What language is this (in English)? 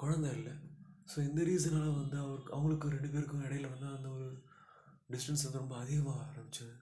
Tamil